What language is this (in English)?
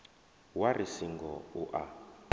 Venda